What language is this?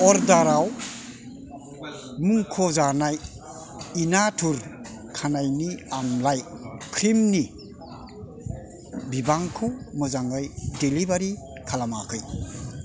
Bodo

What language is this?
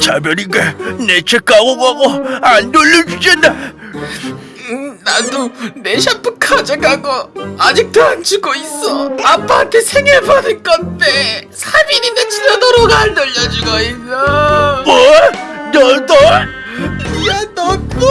Korean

